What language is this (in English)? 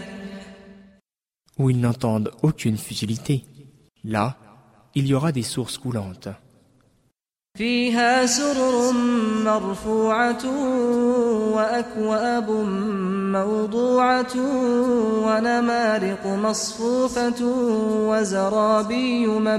French